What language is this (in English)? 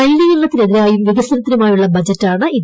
Malayalam